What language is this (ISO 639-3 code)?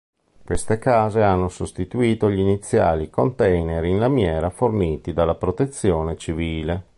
ita